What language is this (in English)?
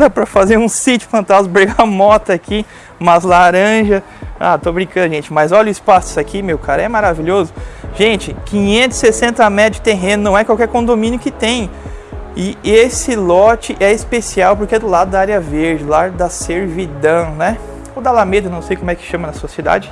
Portuguese